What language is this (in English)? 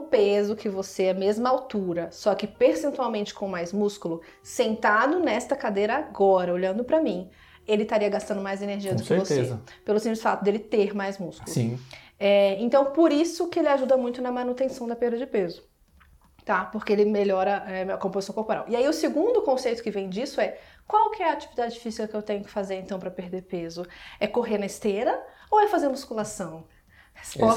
Portuguese